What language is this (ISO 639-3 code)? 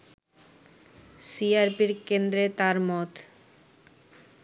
ben